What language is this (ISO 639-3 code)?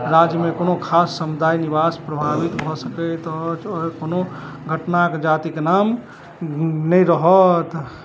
mai